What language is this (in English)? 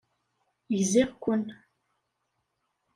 Kabyle